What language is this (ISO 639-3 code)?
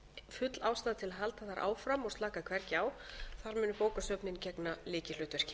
isl